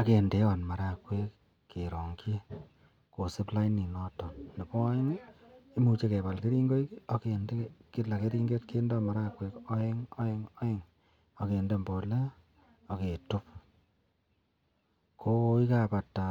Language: Kalenjin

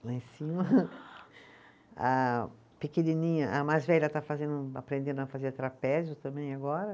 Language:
Portuguese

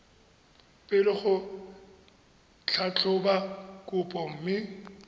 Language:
Tswana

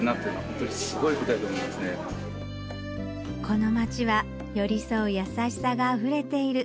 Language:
Japanese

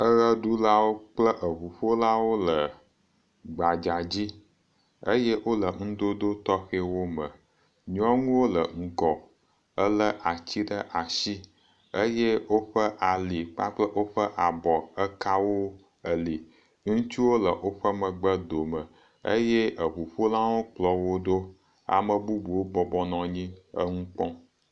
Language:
Ewe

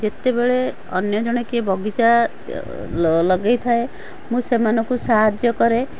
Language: Odia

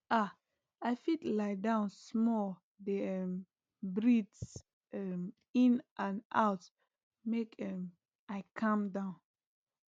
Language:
Nigerian Pidgin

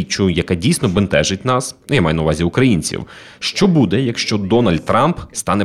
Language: Ukrainian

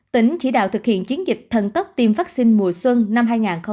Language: Vietnamese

